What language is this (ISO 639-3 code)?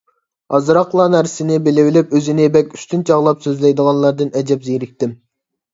uig